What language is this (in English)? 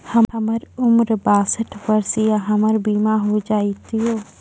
Maithili